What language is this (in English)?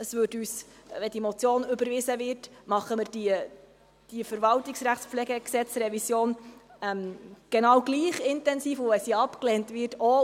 Swiss German